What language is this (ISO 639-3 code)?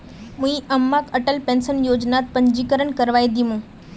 mag